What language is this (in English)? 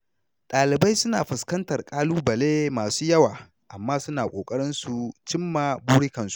Hausa